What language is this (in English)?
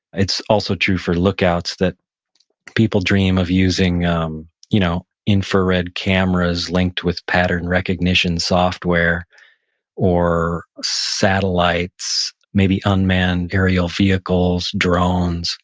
English